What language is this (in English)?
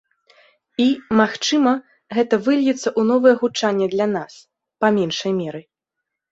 Belarusian